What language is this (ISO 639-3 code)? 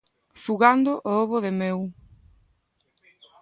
glg